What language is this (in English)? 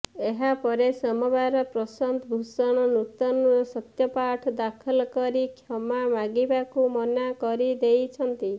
Odia